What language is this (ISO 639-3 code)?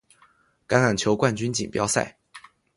zho